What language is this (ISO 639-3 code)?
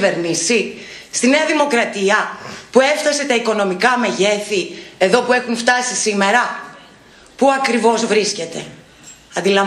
ell